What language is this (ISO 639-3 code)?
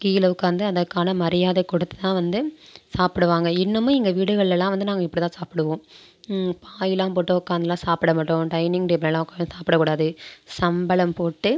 tam